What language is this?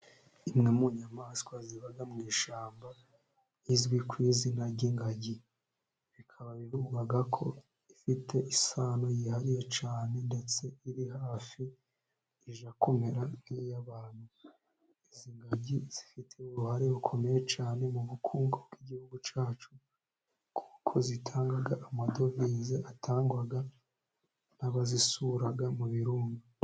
Kinyarwanda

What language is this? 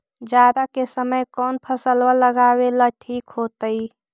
Magahi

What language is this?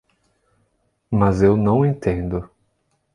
Portuguese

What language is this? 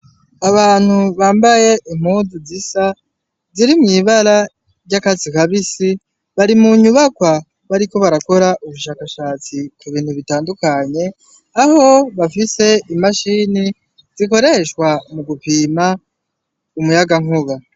Rundi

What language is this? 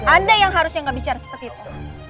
Indonesian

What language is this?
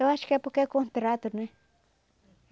Portuguese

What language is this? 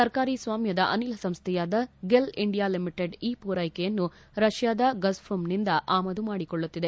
Kannada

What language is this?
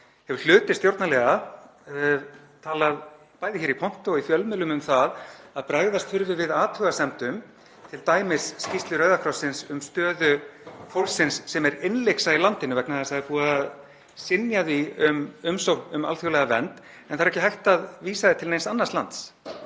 Icelandic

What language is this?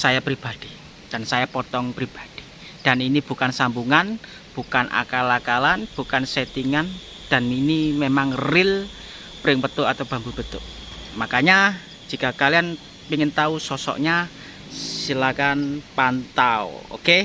Indonesian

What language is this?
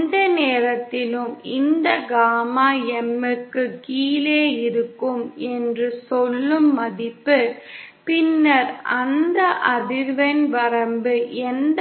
Tamil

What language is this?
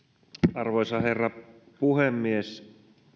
Finnish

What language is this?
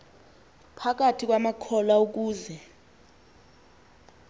Xhosa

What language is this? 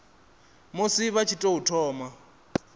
Venda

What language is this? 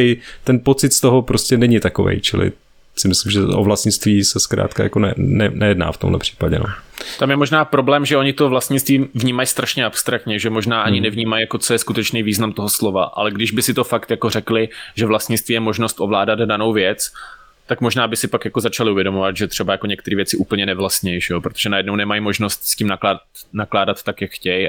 Czech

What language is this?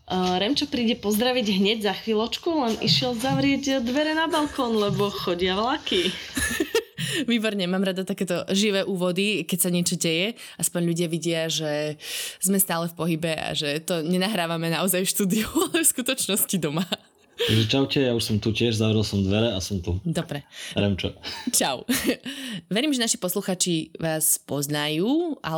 Slovak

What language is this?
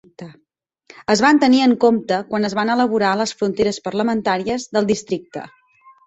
Catalan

